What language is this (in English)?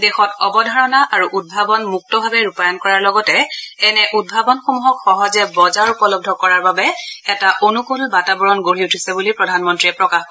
Assamese